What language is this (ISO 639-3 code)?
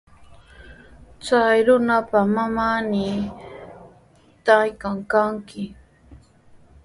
qws